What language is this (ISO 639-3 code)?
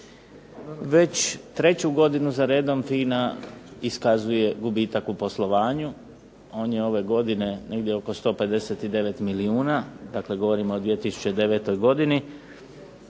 hrv